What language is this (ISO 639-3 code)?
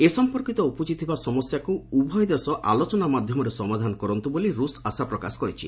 ori